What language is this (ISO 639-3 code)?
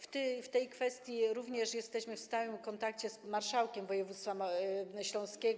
pol